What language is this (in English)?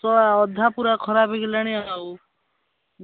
Odia